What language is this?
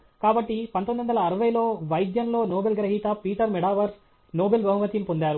Telugu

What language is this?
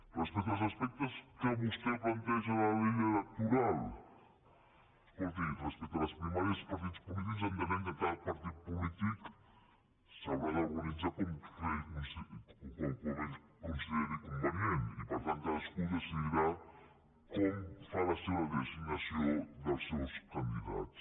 Catalan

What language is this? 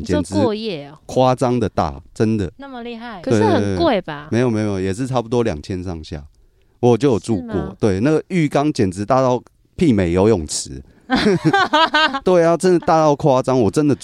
Chinese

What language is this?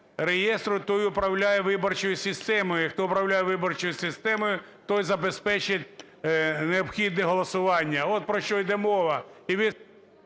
Ukrainian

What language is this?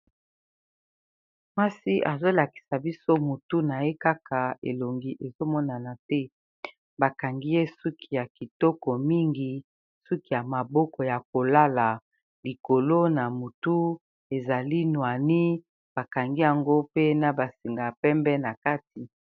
Lingala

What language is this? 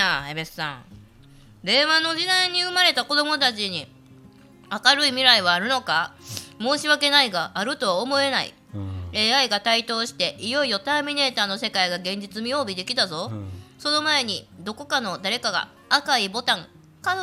Japanese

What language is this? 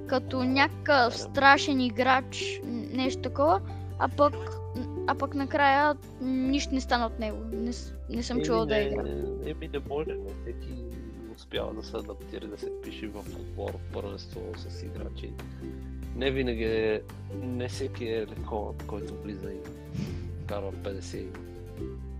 Bulgarian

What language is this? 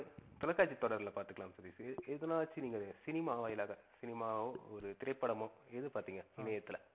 Tamil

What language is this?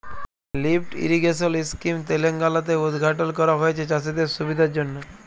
Bangla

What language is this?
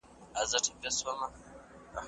Pashto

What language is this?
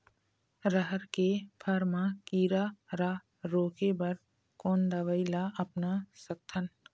Chhattisgarhi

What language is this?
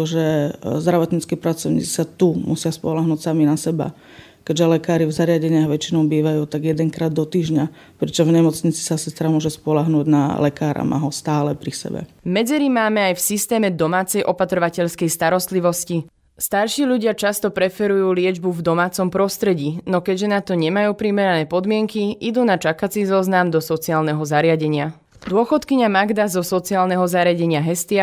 Slovak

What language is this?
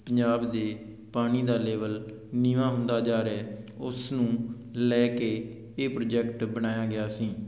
Punjabi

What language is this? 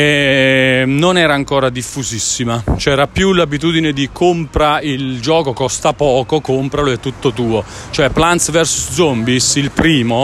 Italian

